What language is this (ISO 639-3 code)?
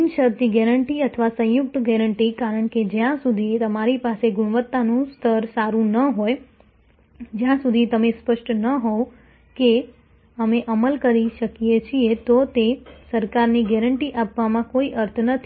guj